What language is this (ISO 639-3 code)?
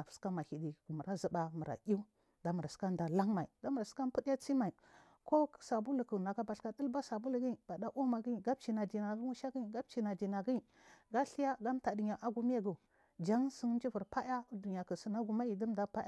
mfm